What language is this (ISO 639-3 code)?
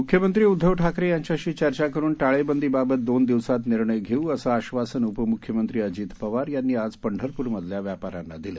mar